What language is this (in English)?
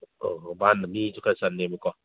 Manipuri